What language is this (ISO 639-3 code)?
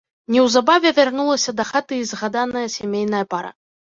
bel